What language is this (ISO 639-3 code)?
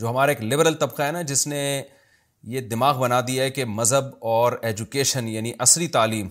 urd